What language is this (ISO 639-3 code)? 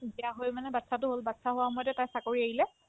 asm